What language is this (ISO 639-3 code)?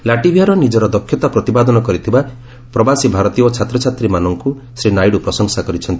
ori